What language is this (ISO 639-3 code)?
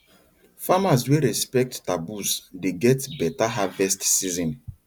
pcm